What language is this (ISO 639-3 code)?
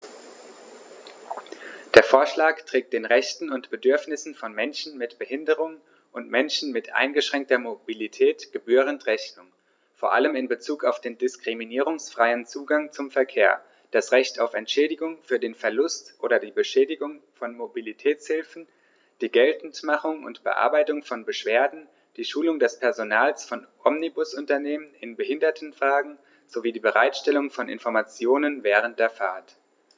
deu